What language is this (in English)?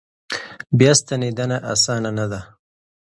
Pashto